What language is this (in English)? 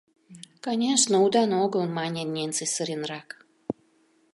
Mari